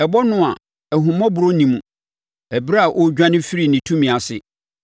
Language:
Akan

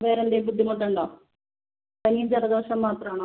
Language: Malayalam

